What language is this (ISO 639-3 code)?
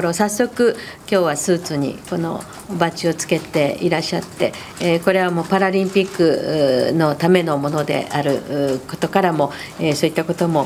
jpn